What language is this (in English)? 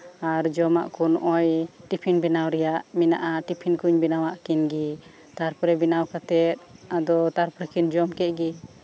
Santali